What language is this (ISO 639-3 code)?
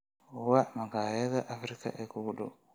som